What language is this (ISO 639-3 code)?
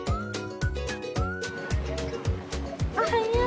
jpn